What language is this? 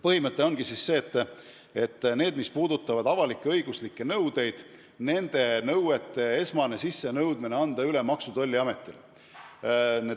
Estonian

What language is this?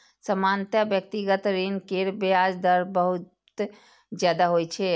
Maithili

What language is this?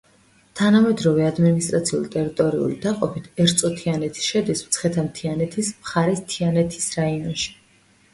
Georgian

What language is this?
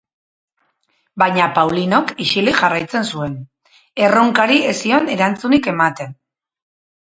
Basque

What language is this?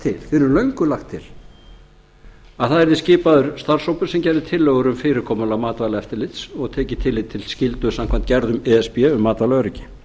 Icelandic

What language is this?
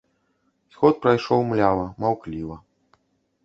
Belarusian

